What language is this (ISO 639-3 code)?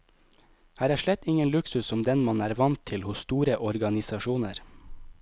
nor